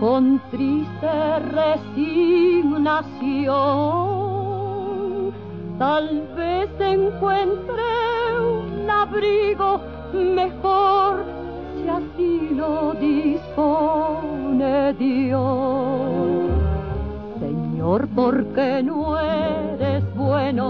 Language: Spanish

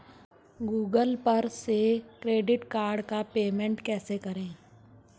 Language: Hindi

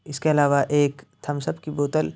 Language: Urdu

